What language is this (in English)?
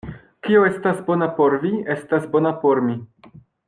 Esperanto